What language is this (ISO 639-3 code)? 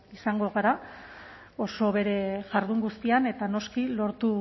eus